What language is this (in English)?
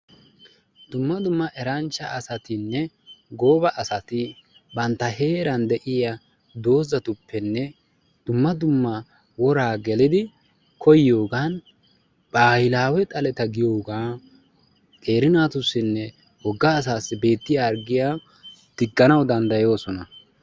Wolaytta